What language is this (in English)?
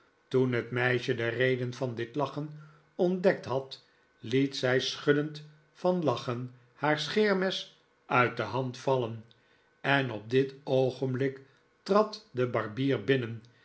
Dutch